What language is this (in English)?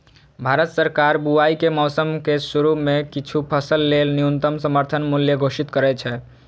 Maithili